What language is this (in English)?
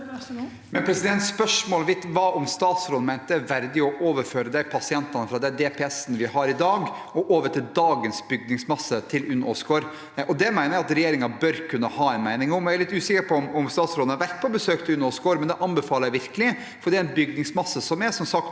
Norwegian